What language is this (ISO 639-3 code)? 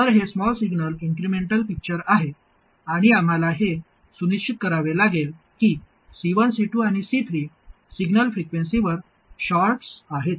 mar